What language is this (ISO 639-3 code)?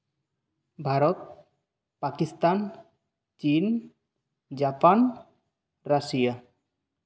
sat